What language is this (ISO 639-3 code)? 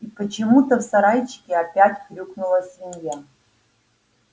rus